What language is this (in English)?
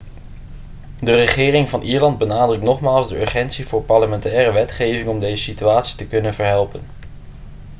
Dutch